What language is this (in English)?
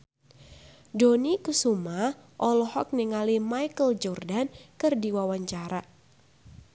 Sundanese